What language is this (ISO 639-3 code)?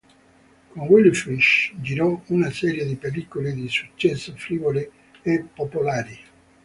ita